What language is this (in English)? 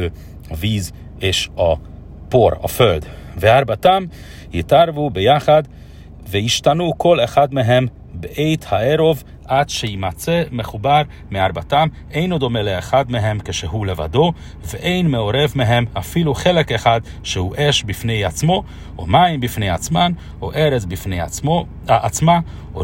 Hungarian